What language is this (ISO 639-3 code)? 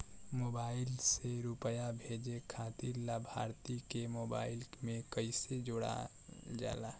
bho